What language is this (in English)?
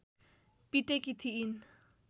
Nepali